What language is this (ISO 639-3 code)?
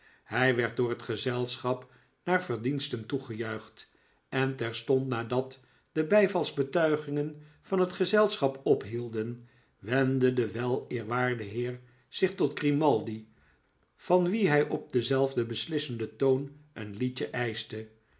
nld